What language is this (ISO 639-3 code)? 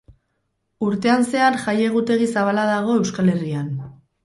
eus